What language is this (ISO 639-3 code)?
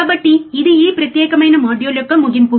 tel